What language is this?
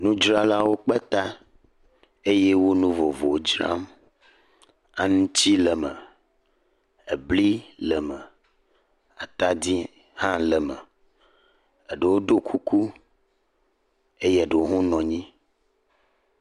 Ewe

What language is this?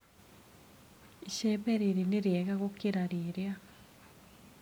Kikuyu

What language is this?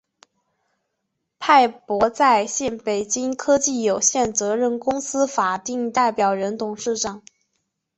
Chinese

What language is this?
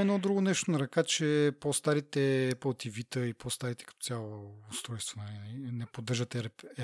Bulgarian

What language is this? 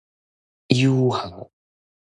Min Nan Chinese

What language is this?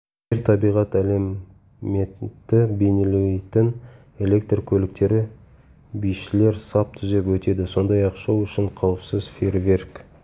Kazakh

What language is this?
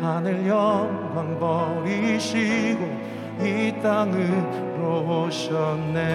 Korean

